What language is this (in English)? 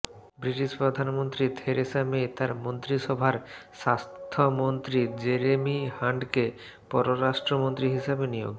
Bangla